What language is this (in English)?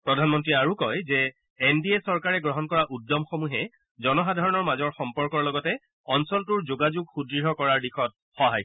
Assamese